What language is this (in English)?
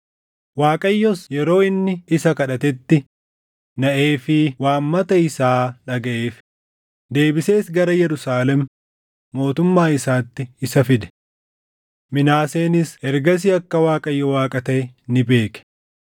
Oromo